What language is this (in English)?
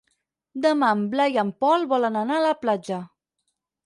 Catalan